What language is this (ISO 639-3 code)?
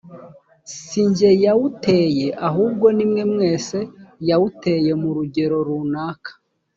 kin